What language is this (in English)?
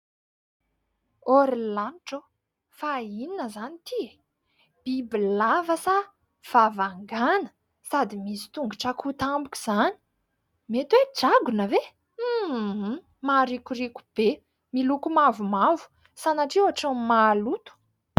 Malagasy